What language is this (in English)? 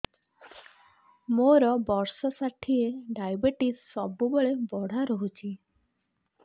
Odia